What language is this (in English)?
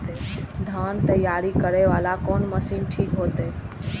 Maithili